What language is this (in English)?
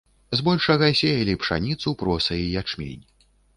Belarusian